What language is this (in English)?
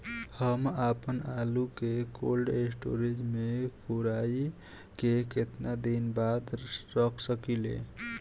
Bhojpuri